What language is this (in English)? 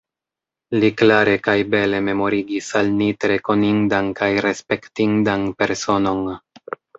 Esperanto